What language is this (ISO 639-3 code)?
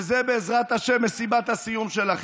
heb